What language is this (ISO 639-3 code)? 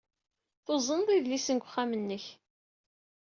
kab